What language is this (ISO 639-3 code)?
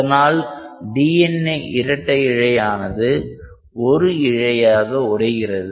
tam